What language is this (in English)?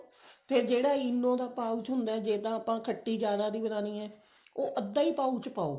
Punjabi